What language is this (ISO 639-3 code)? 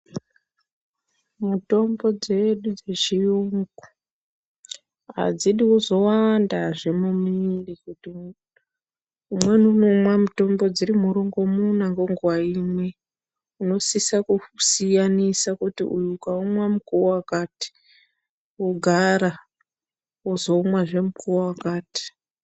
ndc